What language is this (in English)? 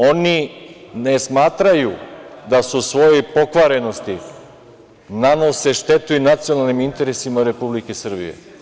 Serbian